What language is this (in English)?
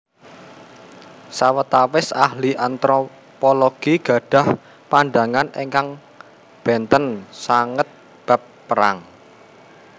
Javanese